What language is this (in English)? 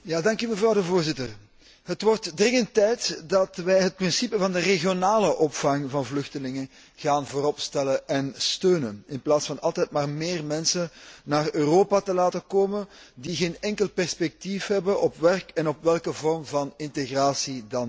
Dutch